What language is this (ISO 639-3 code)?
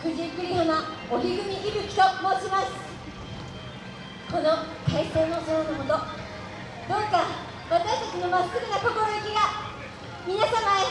jpn